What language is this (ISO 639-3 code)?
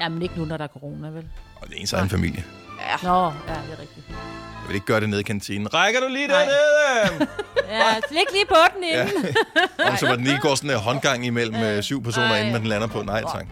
dan